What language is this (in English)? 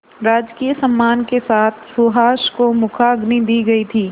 Hindi